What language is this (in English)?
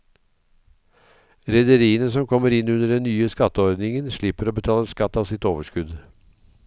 Norwegian